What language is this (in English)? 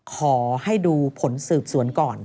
Thai